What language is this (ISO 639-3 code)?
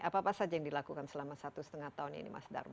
ind